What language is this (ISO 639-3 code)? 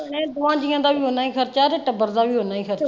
pan